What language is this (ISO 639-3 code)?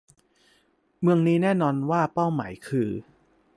tha